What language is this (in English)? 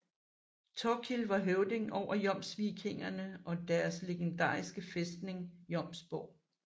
Danish